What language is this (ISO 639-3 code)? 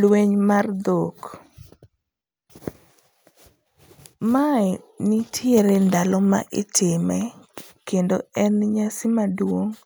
luo